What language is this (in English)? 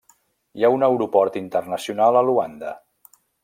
Catalan